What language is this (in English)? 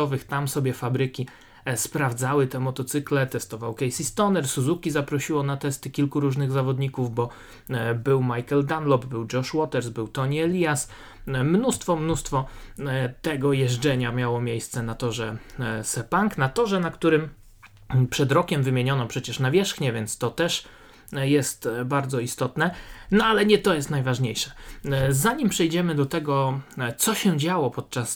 Polish